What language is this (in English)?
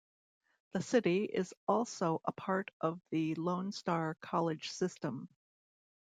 English